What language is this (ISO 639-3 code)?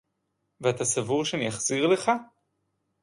heb